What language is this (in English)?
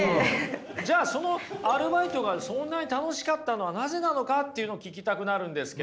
Japanese